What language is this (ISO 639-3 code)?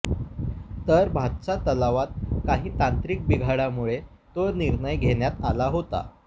mar